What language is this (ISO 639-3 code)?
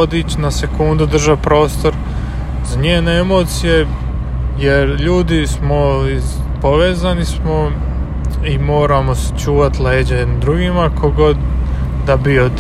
hrv